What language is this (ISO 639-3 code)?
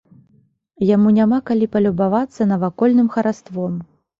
bel